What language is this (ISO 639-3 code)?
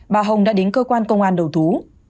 vie